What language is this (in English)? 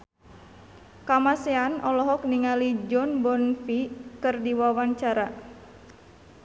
Sundanese